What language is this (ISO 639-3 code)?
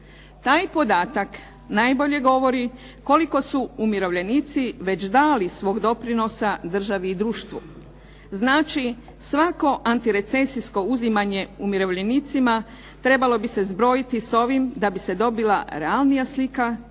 hrv